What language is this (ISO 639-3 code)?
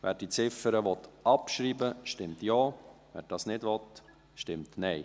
gsw